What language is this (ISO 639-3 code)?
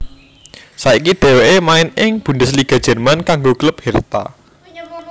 jav